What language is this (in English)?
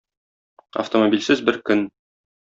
Tatar